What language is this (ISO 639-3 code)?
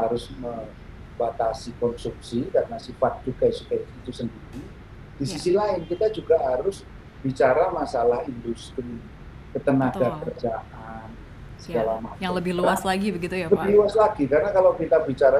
ind